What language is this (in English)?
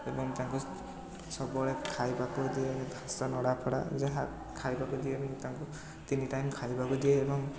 Odia